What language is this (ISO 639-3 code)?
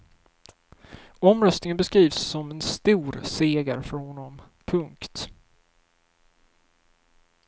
swe